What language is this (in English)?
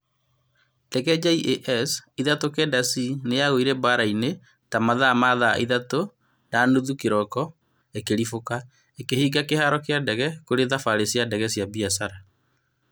Kikuyu